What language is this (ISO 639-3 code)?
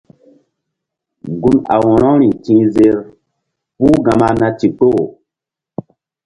mdd